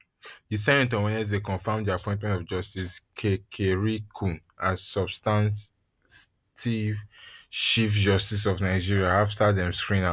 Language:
Nigerian Pidgin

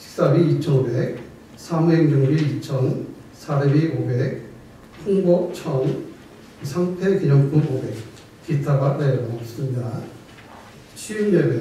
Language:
Korean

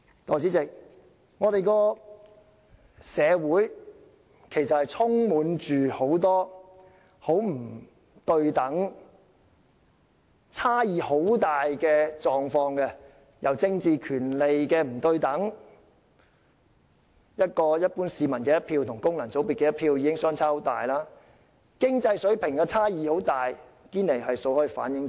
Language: Cantonese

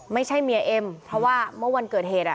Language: Thai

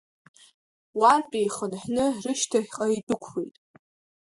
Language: Abkhazian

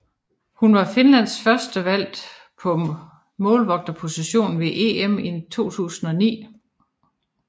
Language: Danish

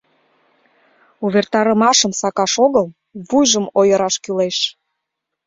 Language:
Mari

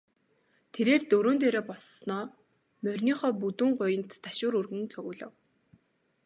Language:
Mongolian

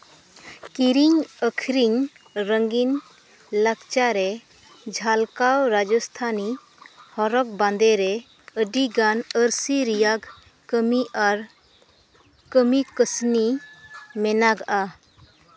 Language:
Santali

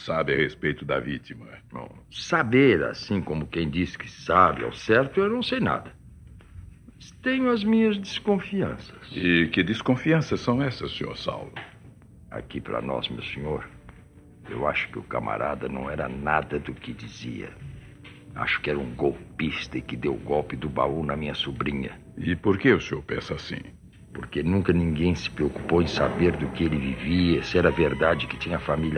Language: Portuguese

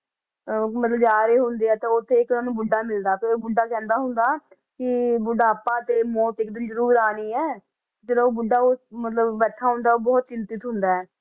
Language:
Punjabi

